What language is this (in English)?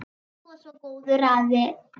Icelandic